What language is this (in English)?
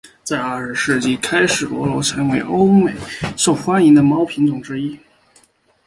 Chinese